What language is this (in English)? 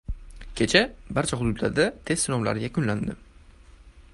Uzbek